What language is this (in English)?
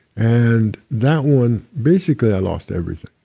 English